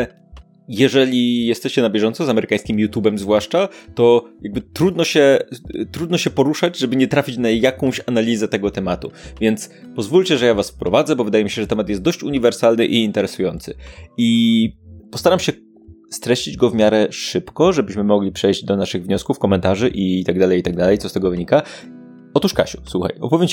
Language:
Polish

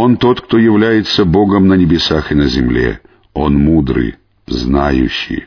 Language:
Russian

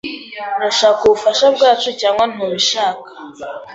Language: Kinyarwanda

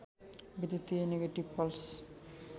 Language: Nepali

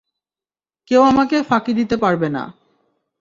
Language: Bangla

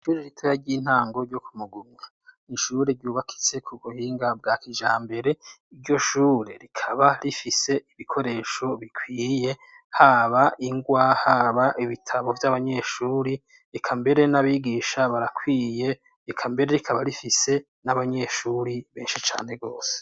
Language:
Rundi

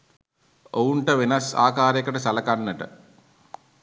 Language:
Sinhala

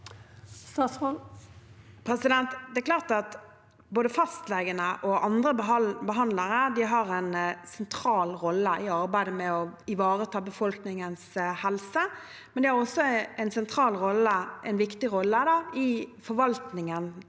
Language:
Norwegian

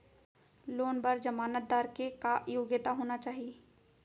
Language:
Chhattisgarhi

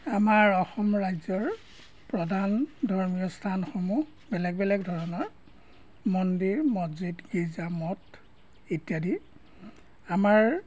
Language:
Assamese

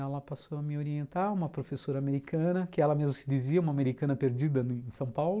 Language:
Portuguese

